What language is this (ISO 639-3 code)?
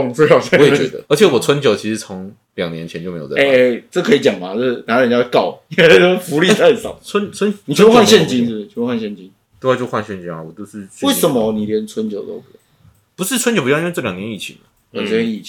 zho